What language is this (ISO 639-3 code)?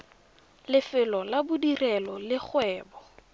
tsn